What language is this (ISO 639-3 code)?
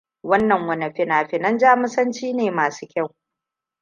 hau